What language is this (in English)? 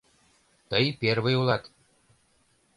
Mari